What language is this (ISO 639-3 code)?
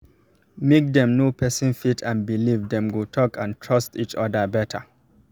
pcm